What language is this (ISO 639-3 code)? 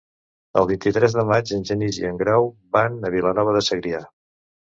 cat